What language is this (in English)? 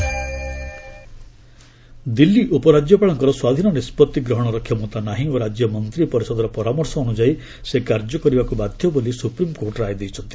Odia